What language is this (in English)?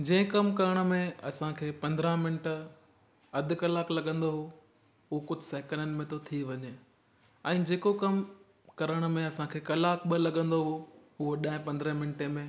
Sindhi